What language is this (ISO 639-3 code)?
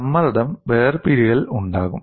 mal